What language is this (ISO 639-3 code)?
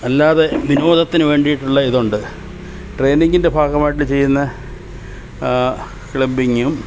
mal